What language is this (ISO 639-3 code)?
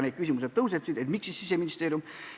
est